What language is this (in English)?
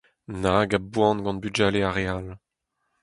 Breton